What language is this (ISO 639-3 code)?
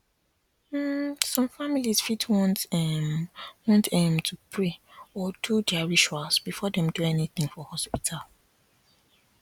pcm